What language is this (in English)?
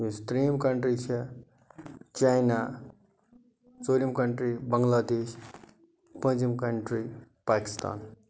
Kashmiri